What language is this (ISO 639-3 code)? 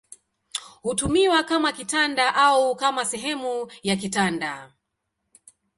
swa